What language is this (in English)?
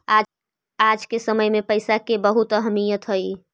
Magahi